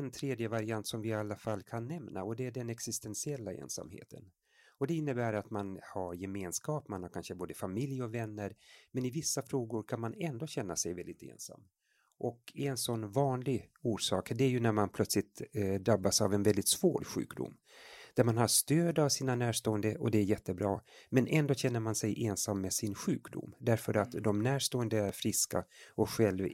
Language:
Swedish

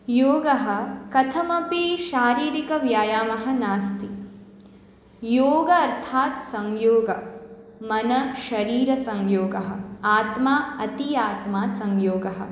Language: Sanskrit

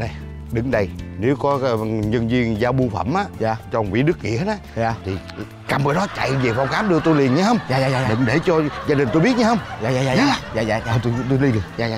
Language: Vietnamese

